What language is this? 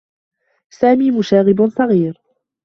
Arabic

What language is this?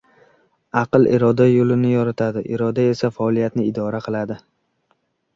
Uzbek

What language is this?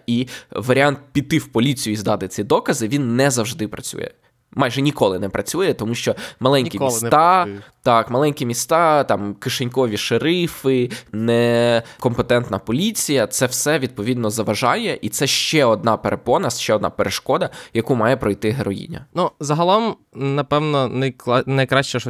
Ukrainian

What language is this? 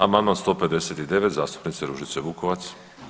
Croatian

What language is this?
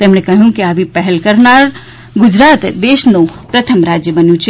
Gujarati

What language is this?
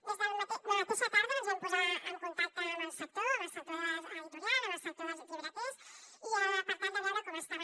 Catalan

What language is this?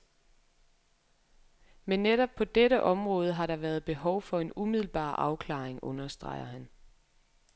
Danish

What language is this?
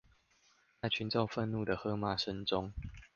Chinese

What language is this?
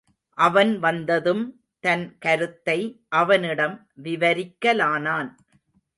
Tamil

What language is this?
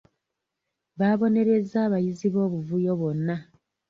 Ganda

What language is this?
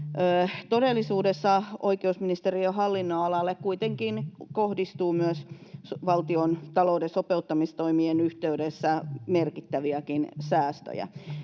Finnish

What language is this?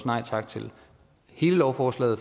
Danish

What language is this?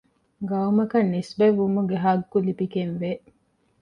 Divehi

